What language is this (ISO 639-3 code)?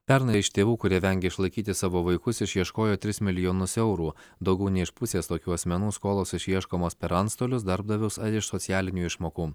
lit